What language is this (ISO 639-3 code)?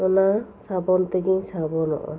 sat